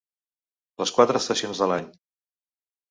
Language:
Catalan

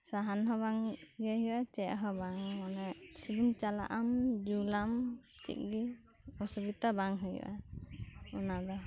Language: Santali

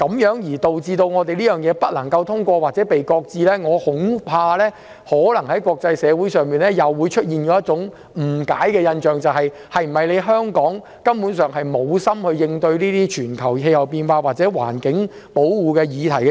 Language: Cantonese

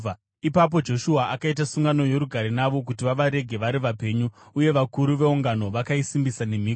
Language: Shona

